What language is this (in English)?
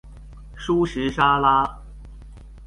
Chinese